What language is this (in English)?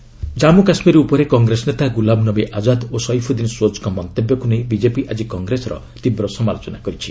Odia